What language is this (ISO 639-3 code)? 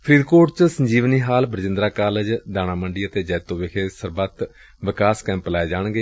pan